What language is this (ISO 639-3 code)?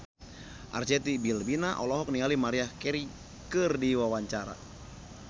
sun